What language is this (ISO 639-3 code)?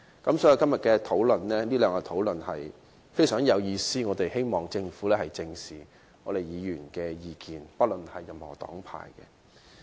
yue